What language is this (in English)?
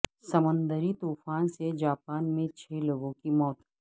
Urdu